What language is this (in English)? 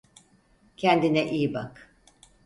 Turkish